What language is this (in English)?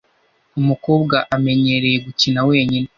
Kinyarwanda